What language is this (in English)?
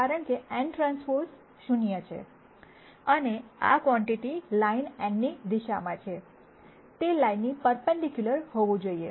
Gujarati